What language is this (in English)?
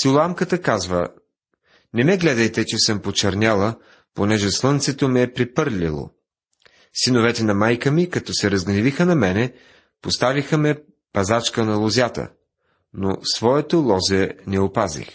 Bulgarian